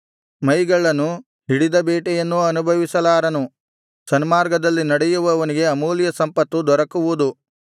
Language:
Kannada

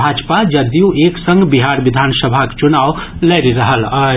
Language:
Maithili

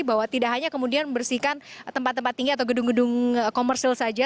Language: Indonesian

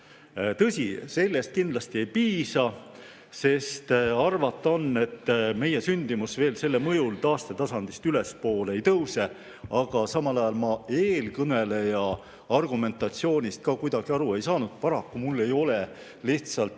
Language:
Estonian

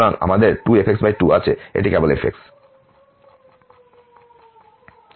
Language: Bangla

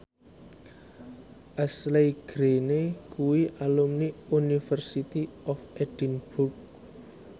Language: Javanese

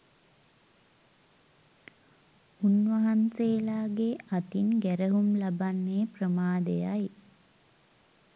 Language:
Sinhala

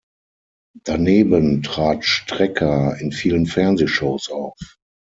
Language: German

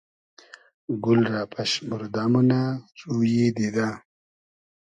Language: Hazaragi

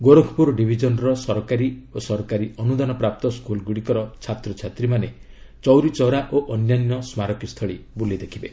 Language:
Odia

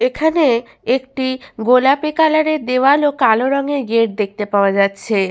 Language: Bangla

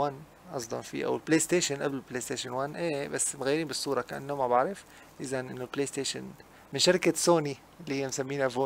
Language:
Arabic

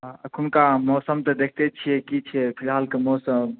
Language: Maithili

